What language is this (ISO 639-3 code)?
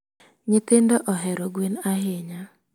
luo